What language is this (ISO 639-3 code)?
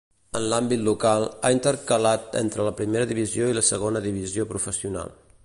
cat